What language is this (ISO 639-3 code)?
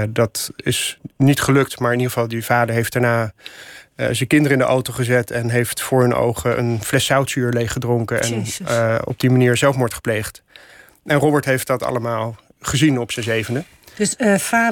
nld